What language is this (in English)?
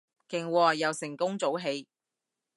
Cantonese